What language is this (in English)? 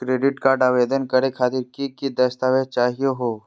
Magahi